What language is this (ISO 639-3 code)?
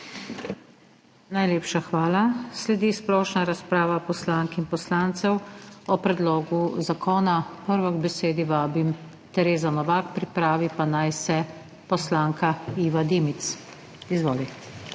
slv